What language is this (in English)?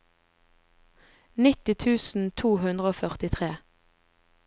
Norwegian